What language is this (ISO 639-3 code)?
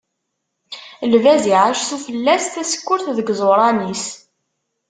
kab